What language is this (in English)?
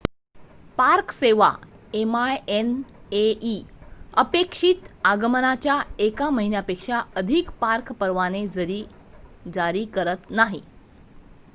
Marathi